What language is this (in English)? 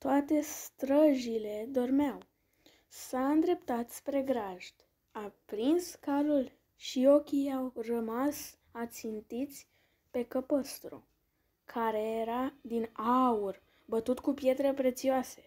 Romanian